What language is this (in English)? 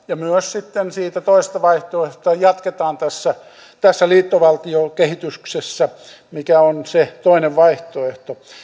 Finnish